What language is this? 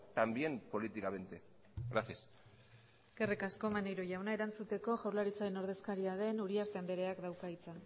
Basque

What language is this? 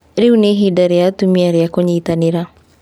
Kikuyu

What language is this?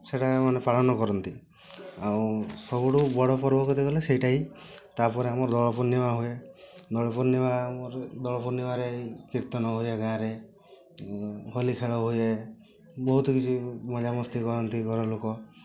Odia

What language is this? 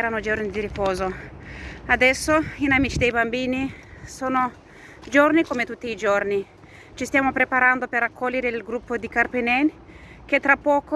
Italian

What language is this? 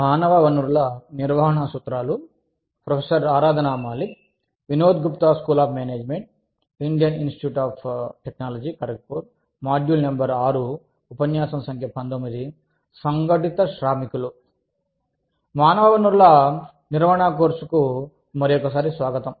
Telugu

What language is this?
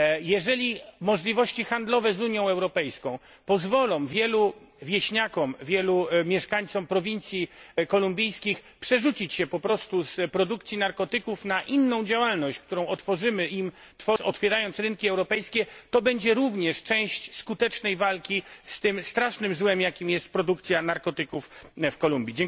Polish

